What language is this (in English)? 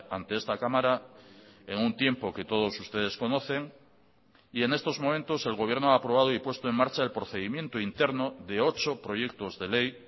Spanish